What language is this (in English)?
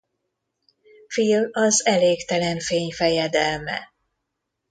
Hungarian